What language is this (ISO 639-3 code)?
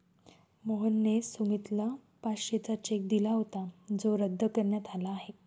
mar